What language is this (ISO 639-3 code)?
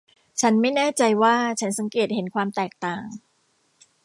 tha